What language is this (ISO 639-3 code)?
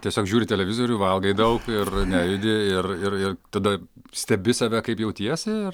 lit